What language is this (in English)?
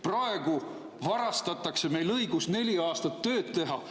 Estonian